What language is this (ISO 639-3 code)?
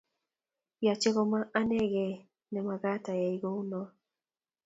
kln